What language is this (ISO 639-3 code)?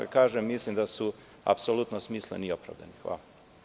srp